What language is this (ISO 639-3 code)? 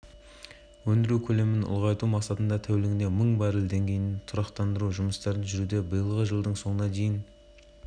kaz